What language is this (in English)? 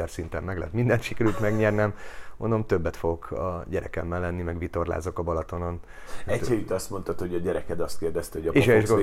Hungarian